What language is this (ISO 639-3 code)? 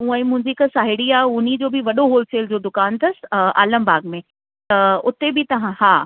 snd